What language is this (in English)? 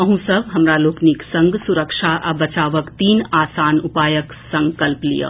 Maithili